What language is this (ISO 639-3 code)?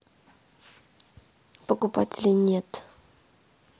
rus